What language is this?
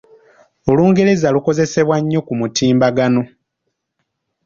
Ganda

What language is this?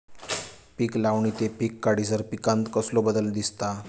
Marathi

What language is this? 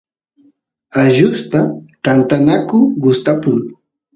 Santiago del Estero Quichua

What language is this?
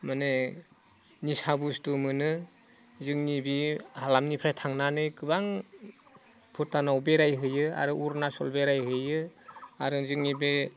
Bodo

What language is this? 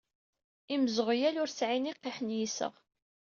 Kabyle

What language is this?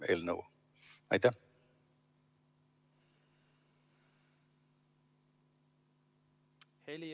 Estonian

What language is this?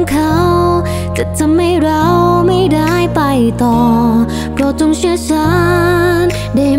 Thai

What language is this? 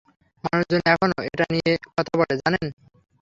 Bangla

